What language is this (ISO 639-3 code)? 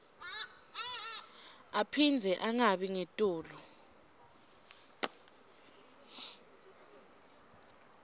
ssw